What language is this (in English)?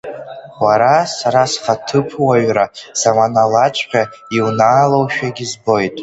Abkhazian